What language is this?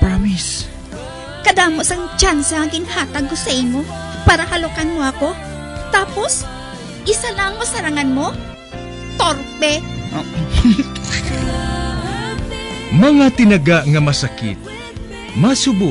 Filipino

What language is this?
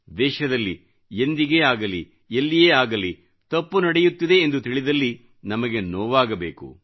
Kannada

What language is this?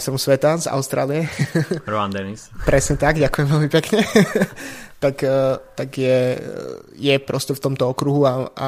Slovak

